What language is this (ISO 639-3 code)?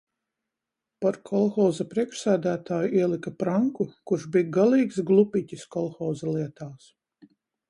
lav